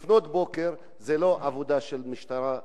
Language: Hebrew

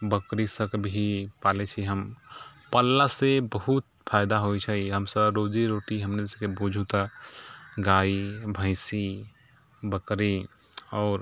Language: Maithili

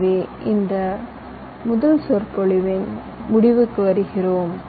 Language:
Tamil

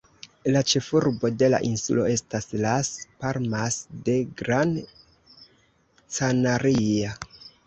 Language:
Esperanto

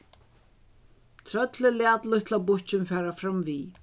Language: Faroese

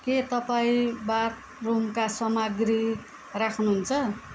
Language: Nepali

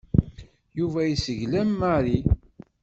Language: Kabyle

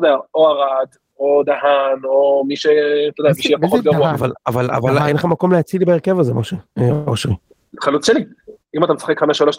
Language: Hebrew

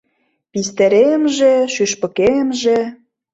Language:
Mari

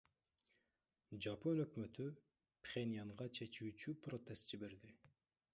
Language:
Kyrgyz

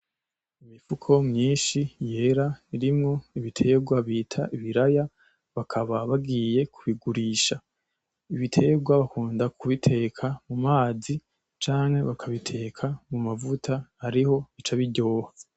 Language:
Rundi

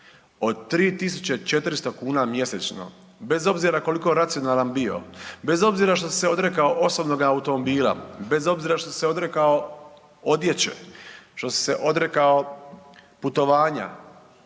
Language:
Croatian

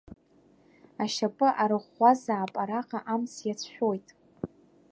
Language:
Abkhazian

